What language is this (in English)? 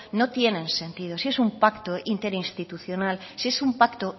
Spanish